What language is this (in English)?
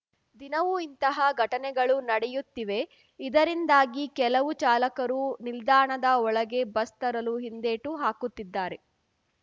Kannada